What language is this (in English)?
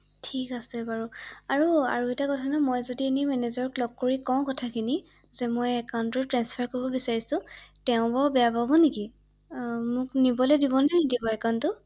Assamese